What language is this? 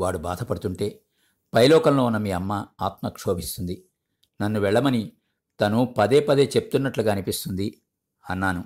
Telugu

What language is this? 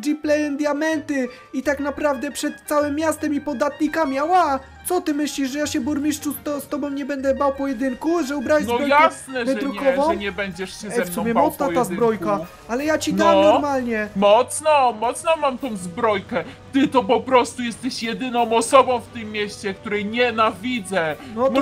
Polish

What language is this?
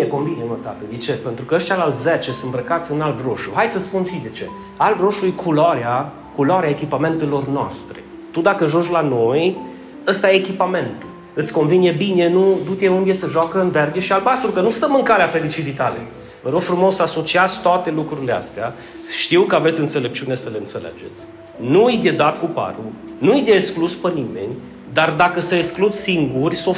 Romanian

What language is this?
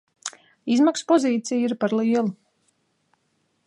Latvian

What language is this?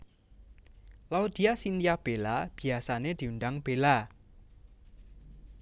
Javanese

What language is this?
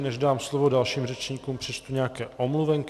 Czech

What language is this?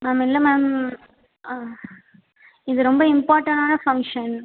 Tamil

